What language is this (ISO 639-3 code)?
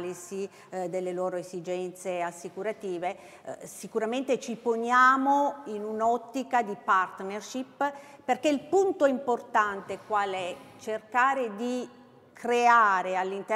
ita